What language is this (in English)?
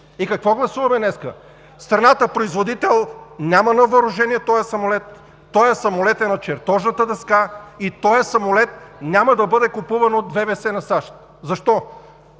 Bulgarian